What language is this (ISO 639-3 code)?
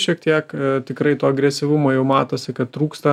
lit